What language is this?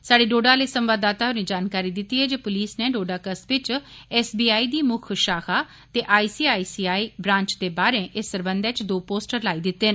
Dogri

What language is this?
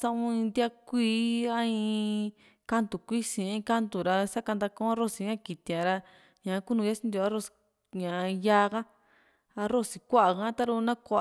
Juxtlahuaca Mixtec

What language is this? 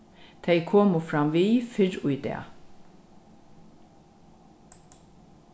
Faroese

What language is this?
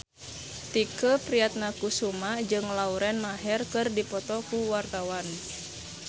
Sundanese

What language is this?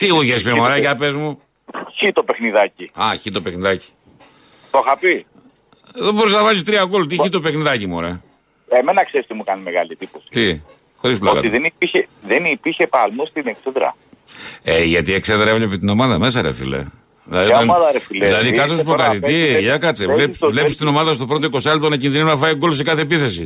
Greek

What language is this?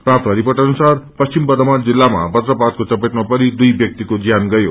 Nepali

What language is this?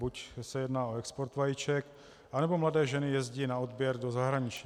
Czech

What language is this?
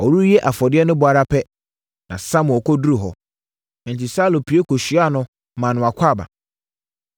Akan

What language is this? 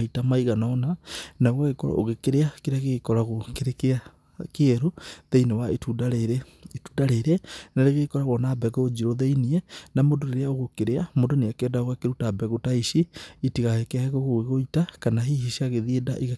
Kikuyu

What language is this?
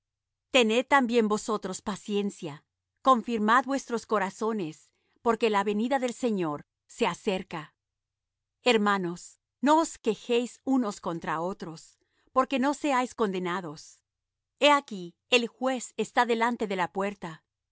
Spanish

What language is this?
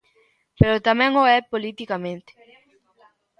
Galician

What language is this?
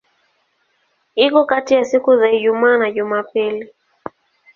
Swahili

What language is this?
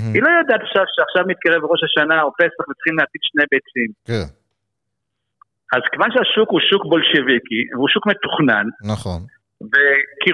Hebrew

